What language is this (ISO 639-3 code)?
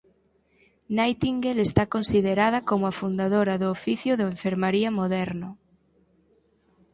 glg